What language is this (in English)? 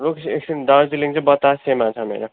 Nepali